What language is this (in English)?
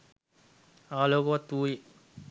Sinhala